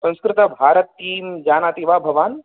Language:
Sanskrit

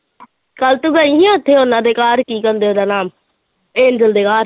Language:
Punjabi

